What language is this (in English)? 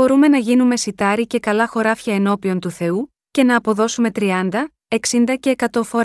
Greek